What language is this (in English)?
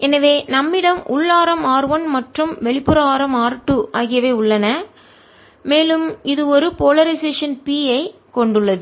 Tamil